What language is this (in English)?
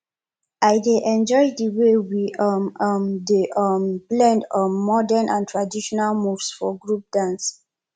Nigerian Pidgin